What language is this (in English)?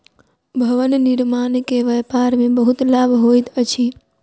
Maithili